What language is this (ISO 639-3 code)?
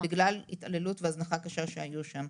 heb